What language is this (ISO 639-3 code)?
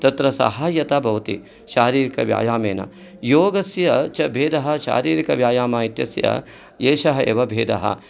san